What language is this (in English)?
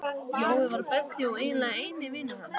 Icelandic